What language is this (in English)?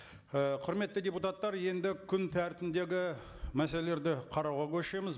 Kazakh